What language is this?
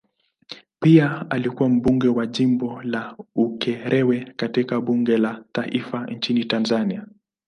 Swahili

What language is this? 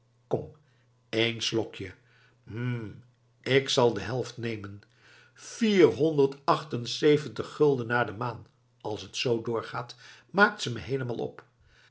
Dutch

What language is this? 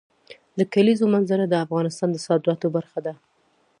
Pashto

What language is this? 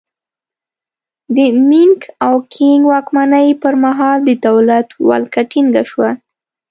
Pashto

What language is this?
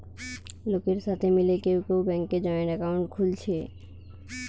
Bangla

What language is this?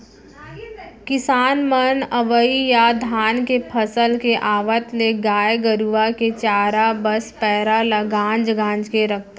Chhattisgarhi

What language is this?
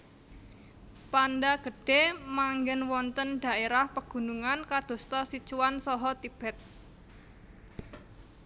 Javanese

